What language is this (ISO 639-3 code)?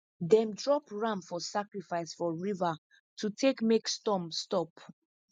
pcm